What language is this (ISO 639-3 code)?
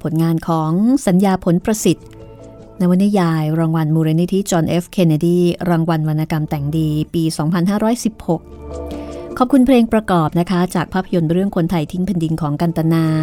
tha